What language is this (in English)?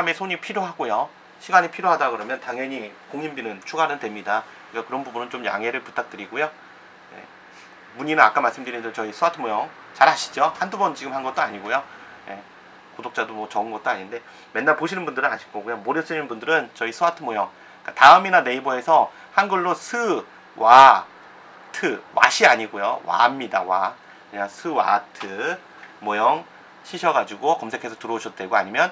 Korean